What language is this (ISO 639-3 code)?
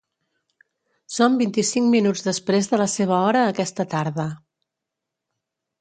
cat